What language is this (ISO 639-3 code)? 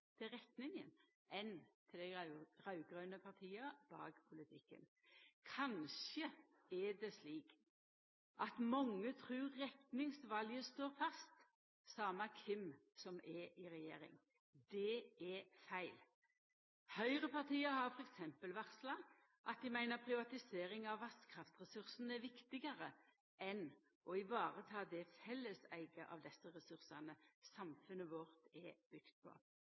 nno